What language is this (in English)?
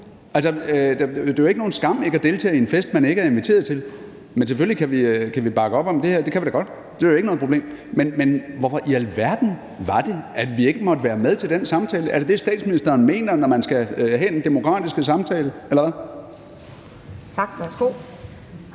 Danish